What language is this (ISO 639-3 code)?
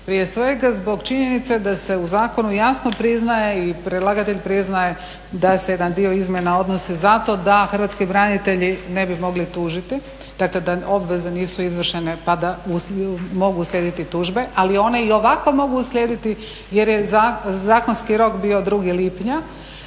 hrv